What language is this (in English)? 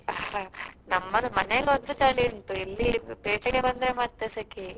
Kannada